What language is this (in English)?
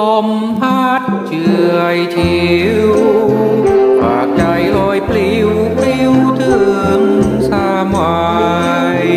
Thai